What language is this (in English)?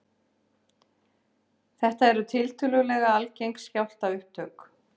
Icelandic